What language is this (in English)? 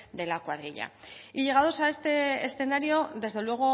Spanish